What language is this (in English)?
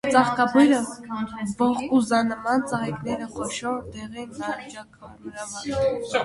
Armenian